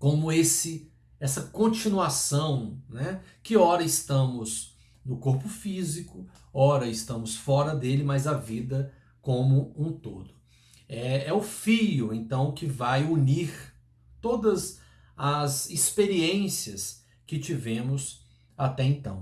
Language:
Portuguese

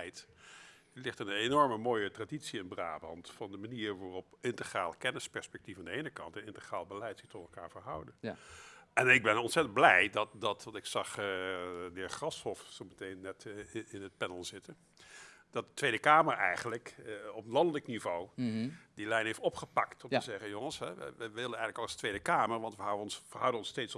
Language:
Dutch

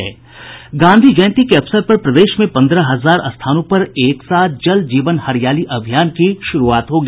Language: Hindi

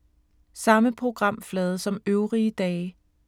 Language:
Danish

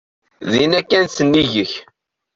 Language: Kabyle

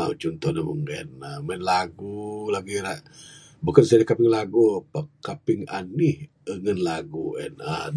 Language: Bukar-Sadung Bidayuh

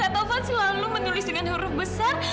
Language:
Indonesian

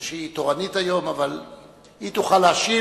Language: Hebrew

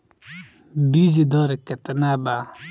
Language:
Bhojpuri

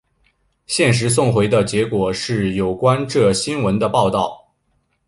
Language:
Chinese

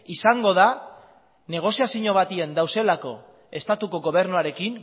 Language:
Basque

